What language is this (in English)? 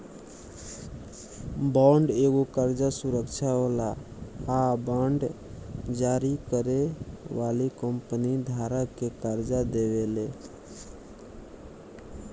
Bhojpuri